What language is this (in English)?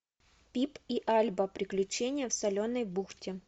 Russian